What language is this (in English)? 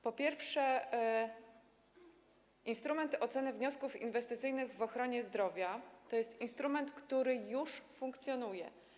Polish